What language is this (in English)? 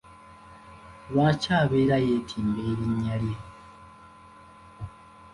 Ganda